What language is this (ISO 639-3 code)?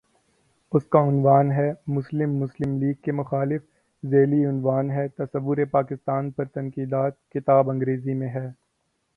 urd